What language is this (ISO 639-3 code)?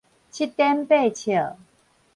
nan